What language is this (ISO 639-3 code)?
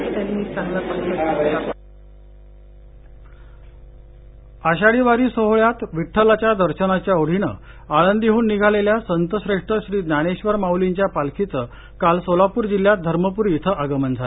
mar